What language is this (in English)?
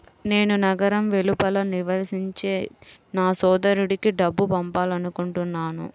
Telugu